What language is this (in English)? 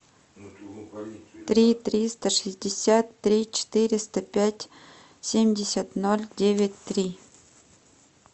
Russian